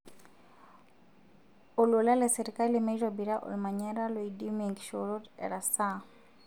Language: Masai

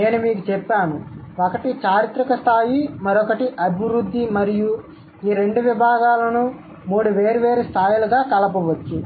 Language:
Telugu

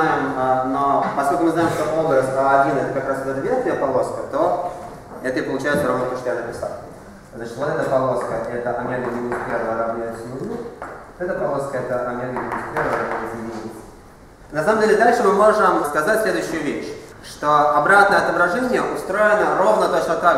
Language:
Russian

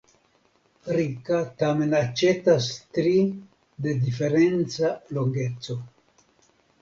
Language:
Esperanto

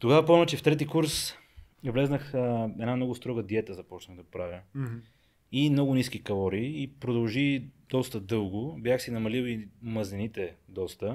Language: Bulgarian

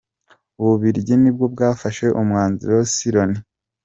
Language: Kinyarwanda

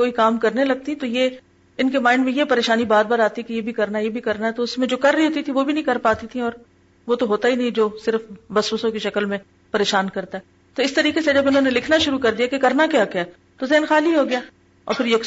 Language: Urdu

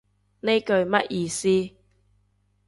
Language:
Cantonese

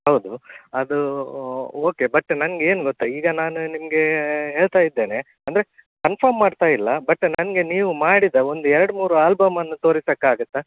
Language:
Kannada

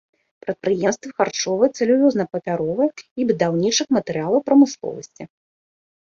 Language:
Belarusian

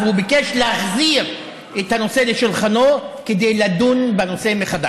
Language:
Hebrew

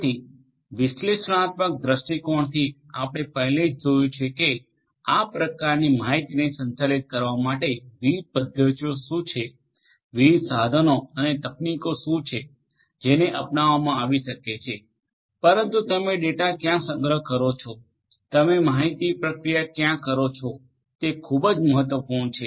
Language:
Gujarati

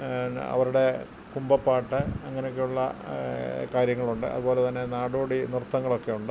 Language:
Malayalam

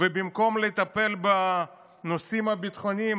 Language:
Hebrew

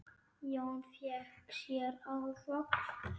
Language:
Icelandic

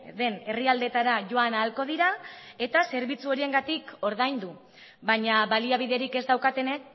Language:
Basque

